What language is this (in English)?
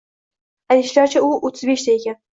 Uzbek